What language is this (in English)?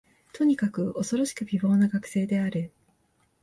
Japanese